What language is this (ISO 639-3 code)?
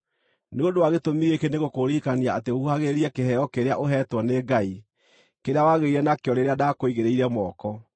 kik